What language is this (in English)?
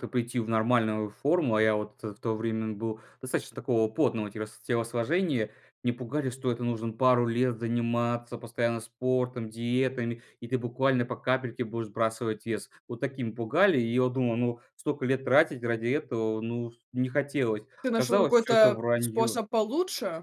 Russian